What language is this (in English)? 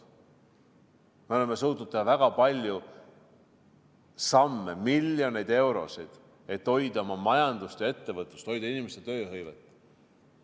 Estonian